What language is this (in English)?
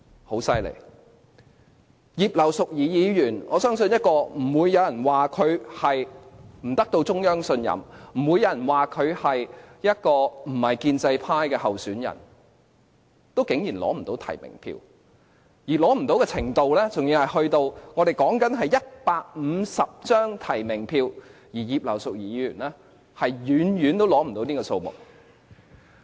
Cantonese